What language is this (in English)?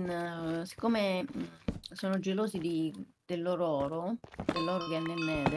Italian